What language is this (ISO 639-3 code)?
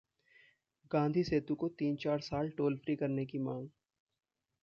hin